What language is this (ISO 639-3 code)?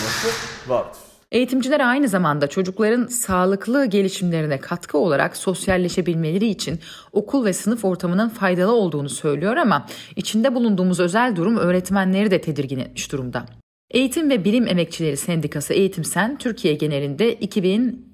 tur